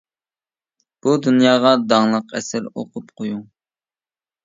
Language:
Uyghur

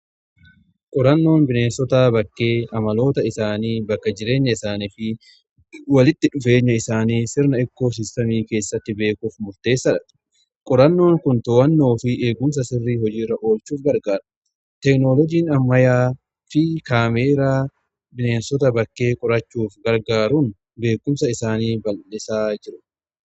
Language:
Oromo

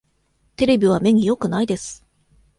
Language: Japanese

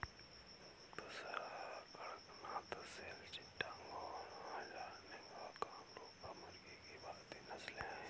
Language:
Hindi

